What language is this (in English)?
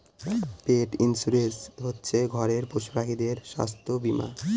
Bangla